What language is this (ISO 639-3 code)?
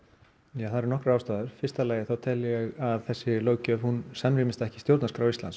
isl